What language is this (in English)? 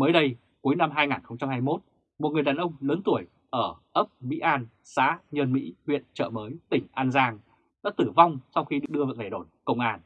Vietnamese